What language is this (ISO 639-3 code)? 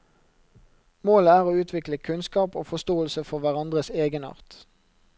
nor